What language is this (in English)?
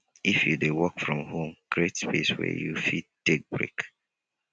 Nigerian Pidgin